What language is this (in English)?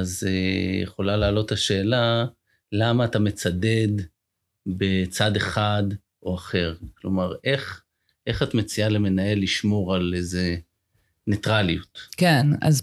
Hebrew